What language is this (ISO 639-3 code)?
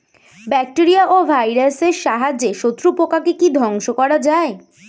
ben